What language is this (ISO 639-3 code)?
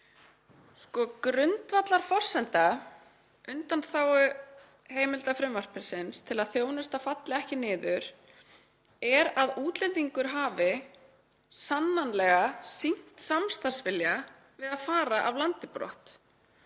isl